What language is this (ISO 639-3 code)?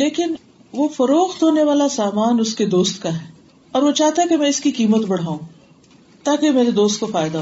urd